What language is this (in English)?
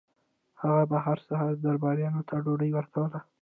Pashto